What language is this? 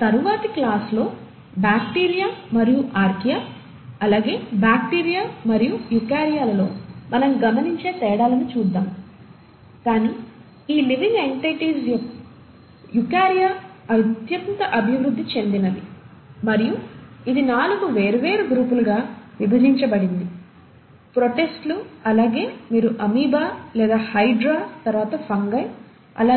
Telugu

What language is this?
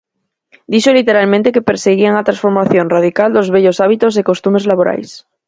Galician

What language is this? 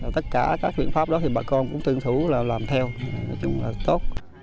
Vietnamese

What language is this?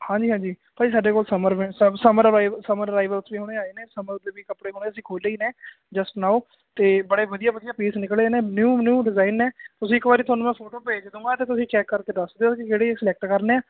Punjabi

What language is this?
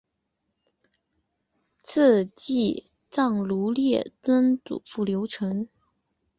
Chinese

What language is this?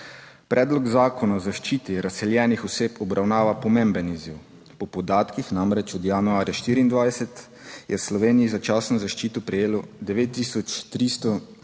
Slovenian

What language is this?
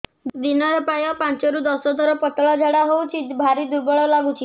Odia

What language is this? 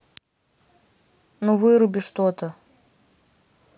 Russian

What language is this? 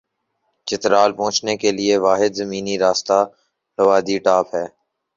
Urdu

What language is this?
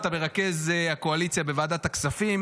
Hebrew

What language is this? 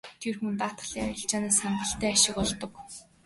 Mongolian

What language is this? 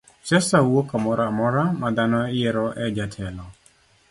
Luo (Kenya and Tanzania)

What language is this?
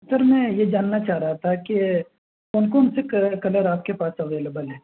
Urdu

